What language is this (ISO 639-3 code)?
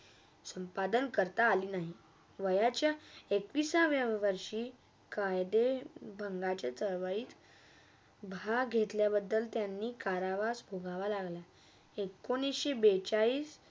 mar